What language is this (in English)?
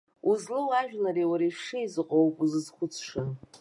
Abkhazian